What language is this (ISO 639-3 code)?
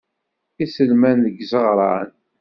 kab